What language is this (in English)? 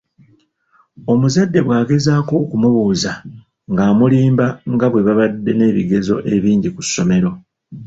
Ganda